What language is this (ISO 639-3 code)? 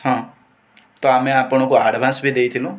ori